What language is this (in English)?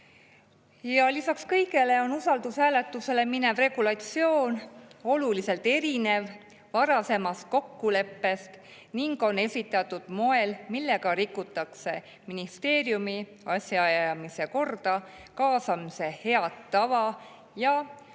Estonian